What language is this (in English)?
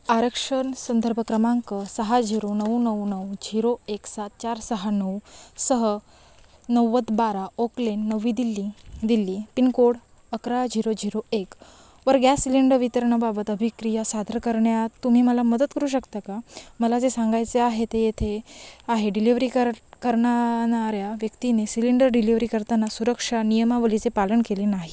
Marathi